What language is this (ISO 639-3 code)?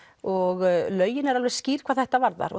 isl